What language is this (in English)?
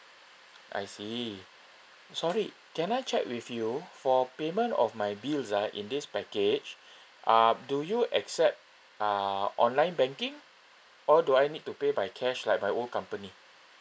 English